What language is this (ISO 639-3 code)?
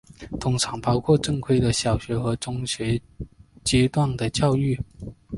zho